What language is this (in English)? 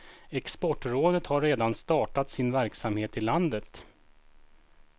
Swedish